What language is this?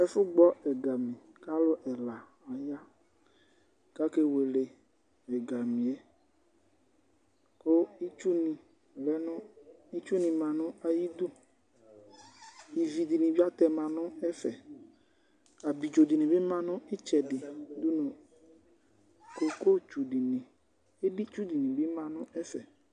Ikposo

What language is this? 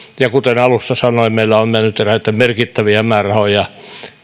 Finnish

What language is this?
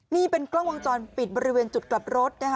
Thai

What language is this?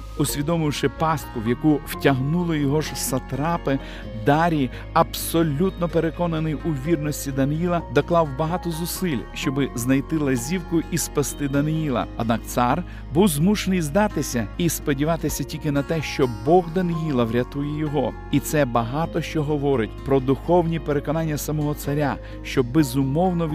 Ukrainian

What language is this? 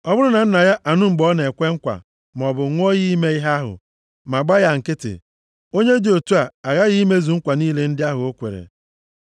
Igbo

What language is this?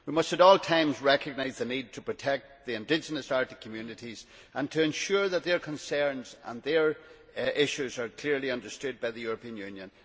English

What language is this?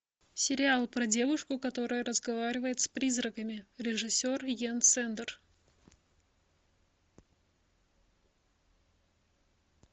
Russian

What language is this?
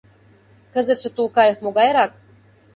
Mari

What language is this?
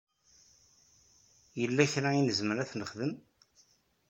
Kabyle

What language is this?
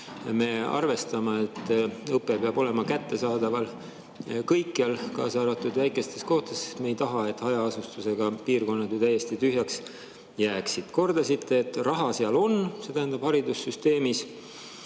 Estonian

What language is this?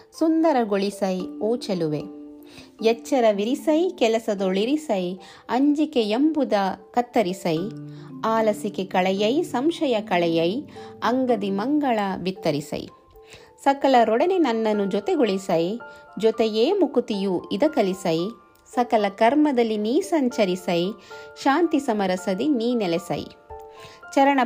Kannada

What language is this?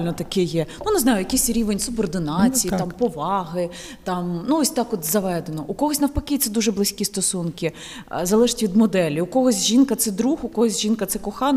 Ukrainian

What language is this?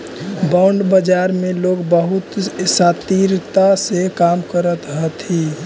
Magahi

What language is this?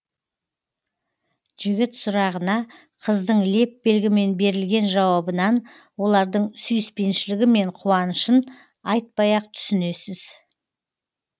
Kazakh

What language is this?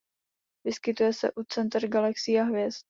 Czech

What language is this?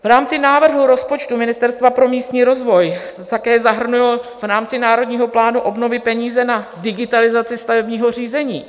Czech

